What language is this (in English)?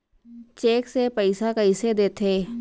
Chhattisgarhi